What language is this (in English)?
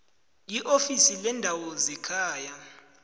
South Ndebele